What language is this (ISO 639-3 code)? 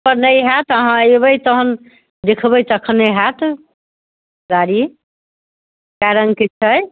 mai